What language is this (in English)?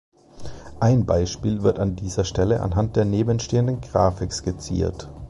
German